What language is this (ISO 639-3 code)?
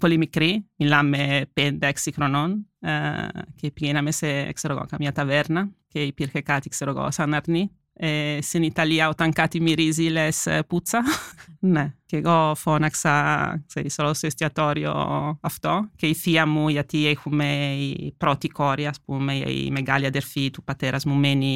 ell